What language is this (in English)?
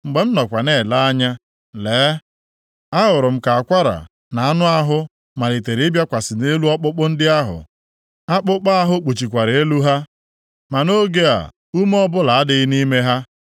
Igbo